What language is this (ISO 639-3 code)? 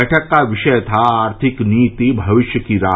hin